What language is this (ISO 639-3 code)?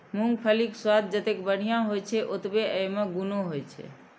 mai